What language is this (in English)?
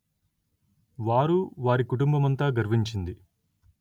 Telugu